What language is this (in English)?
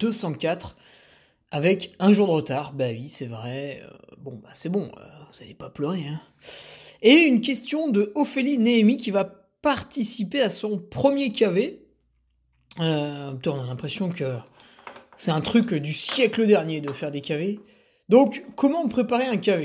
French